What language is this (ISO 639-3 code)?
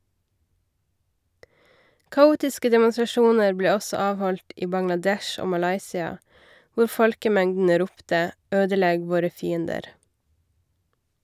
nor